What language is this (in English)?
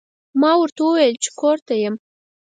Pashto